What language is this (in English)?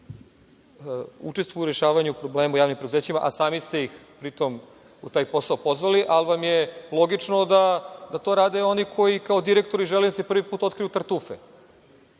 Serbian